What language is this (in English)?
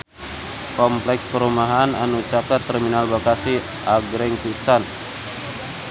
Sundanese